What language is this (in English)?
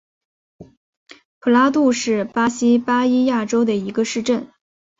Chinese